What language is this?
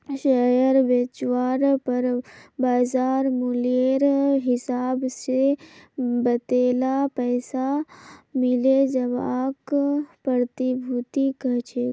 Magahi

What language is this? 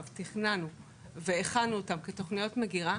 Hebrew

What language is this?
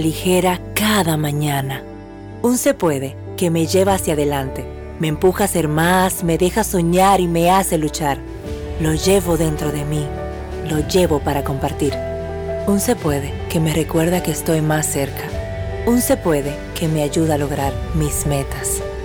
Spanish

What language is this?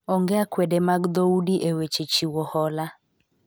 Luo (Kenya and Tanzania)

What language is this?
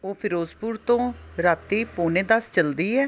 Punjabi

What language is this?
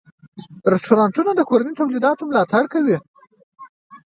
Pashto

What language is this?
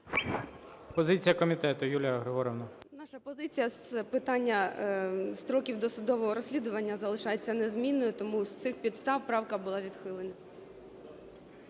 Ukrainian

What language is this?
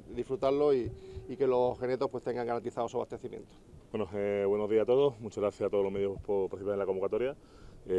Spanish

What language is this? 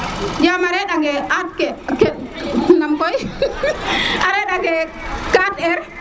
Serer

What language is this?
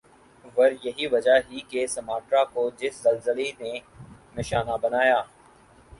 Urdu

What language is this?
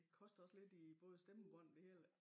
Danish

